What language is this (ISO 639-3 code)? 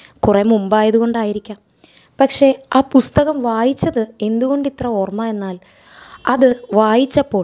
mal